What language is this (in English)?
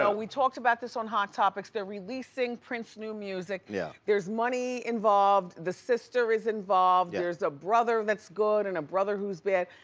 English